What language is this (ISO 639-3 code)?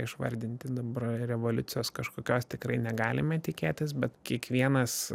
lit